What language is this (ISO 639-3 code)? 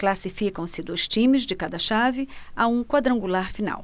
por